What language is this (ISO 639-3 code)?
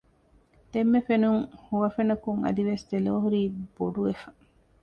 div